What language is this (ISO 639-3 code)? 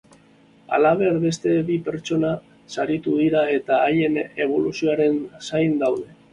eus